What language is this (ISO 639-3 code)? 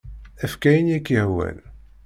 kab